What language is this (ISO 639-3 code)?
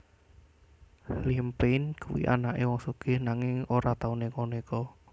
jav